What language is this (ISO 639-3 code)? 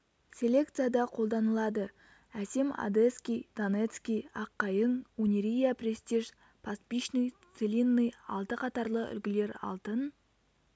kaz